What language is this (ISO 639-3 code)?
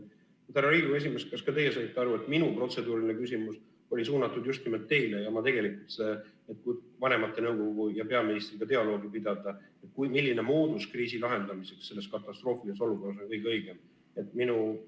est